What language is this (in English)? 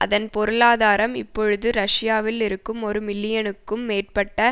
Tamil